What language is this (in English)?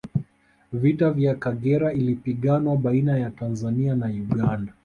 Swahili